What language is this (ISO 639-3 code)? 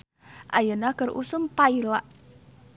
sun